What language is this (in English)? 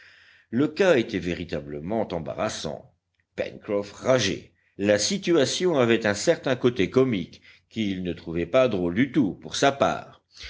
French